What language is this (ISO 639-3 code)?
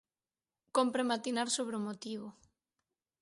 glg